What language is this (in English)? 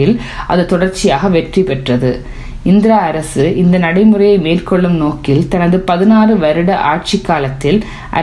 Tamil